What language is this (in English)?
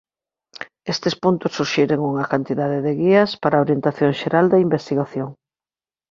Galician